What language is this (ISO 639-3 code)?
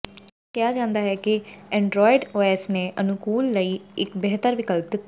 pan